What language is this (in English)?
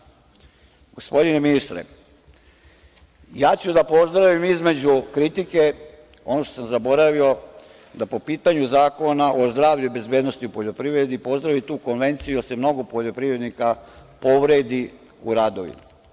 Serbian